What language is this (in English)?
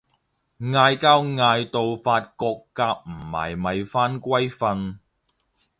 Cantonese